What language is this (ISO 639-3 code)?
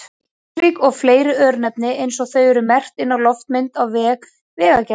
isl